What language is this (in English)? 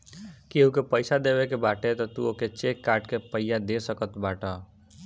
Bhojpuri